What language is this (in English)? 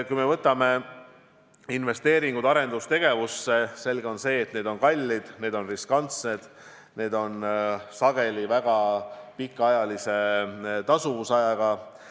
Estonian